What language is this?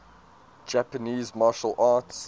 English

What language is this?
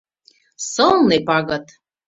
Mari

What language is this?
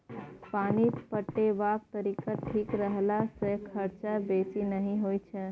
Maithili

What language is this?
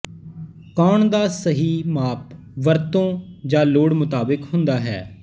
Punjabi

